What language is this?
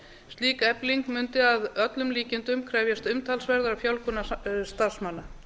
Icelandic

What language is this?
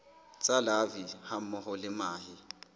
Southern Sotho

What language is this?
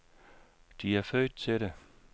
Danish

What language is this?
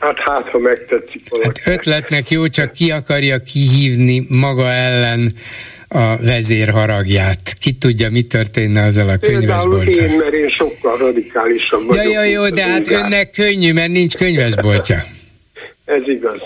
Hungarian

